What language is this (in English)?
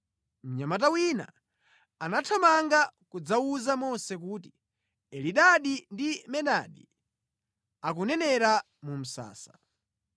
Nyanja